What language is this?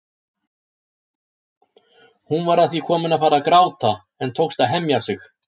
Icelandic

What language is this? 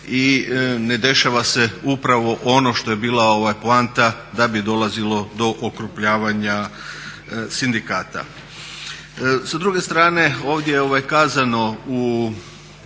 Croatian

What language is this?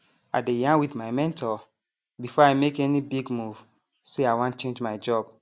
Nigerian Pidgin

